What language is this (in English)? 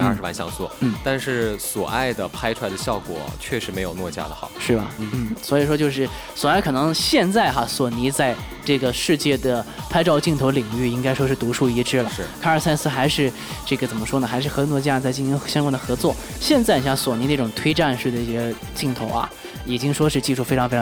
Chinese